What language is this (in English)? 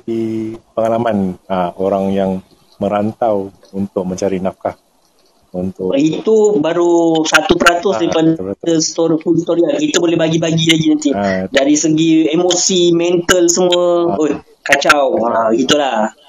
Malay